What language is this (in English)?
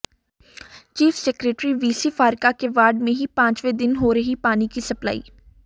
Hindi